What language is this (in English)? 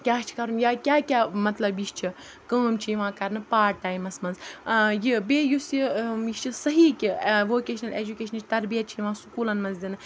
Kashmiri